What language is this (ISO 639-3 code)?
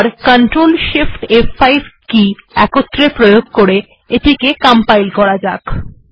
ben